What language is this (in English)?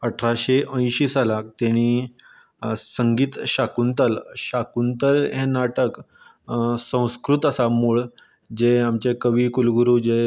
Konkani